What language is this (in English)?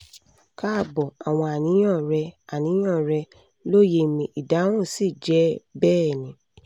Yoruba